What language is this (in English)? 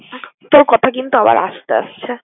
Bangla